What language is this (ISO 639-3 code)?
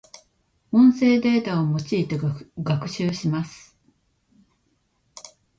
jpn